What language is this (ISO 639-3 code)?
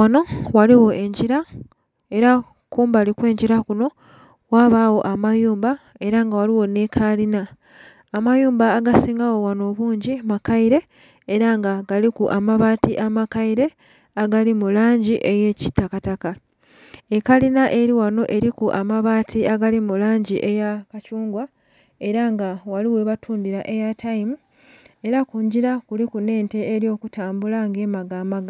xog